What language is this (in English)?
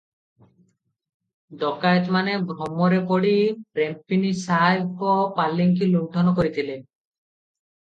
Odia